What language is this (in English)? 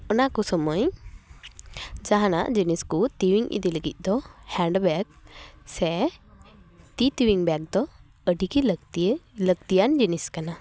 Santali